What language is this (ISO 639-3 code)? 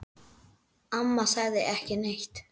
isl